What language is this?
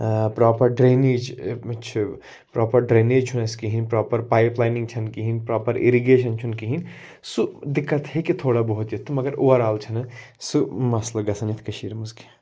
Kashmiri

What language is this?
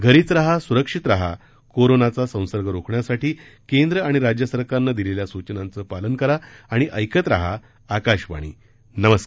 Marathi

